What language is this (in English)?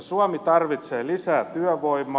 Finnish